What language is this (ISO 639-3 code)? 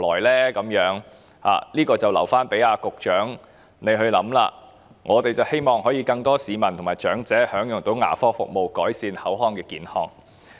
yue